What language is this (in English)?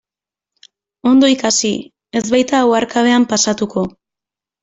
Basque